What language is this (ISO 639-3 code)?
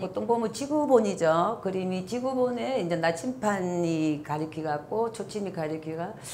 kor